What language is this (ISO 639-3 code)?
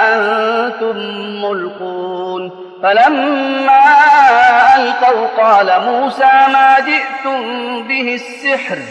ara